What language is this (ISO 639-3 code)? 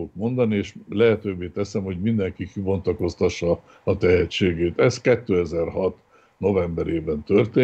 hun